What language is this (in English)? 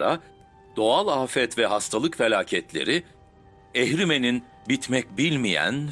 Turkish